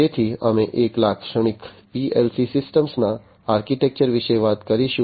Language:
Gujarati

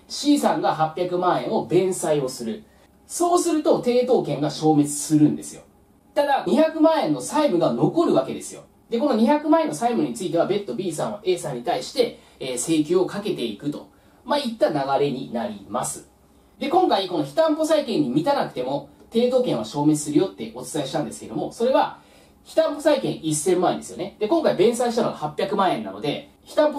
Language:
Japanese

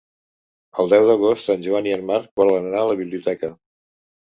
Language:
Catalan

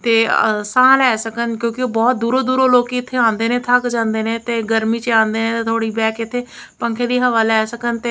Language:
Punjabi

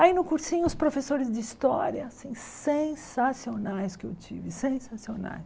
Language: Portuguese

